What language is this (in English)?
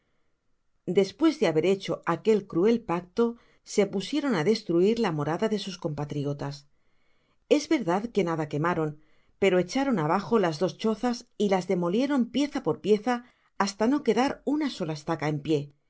Spanish